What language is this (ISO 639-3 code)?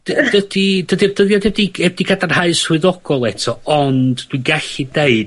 cym